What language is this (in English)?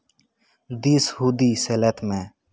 Santali